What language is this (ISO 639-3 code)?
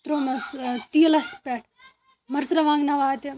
kas